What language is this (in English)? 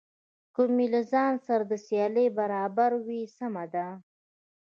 Pashto